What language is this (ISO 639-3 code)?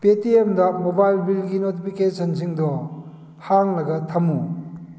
mni